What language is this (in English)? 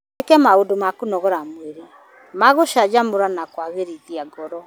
Kikuyu